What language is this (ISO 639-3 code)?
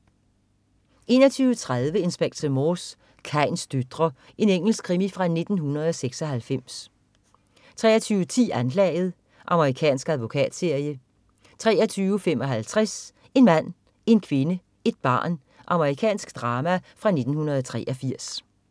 dan